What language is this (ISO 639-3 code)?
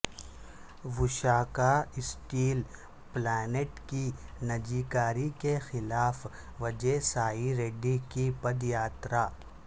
urd